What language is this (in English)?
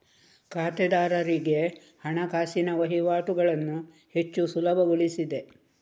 Kannada